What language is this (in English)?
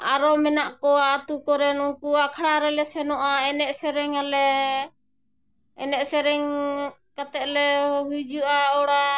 Santali